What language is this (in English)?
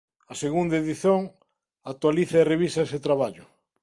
Galician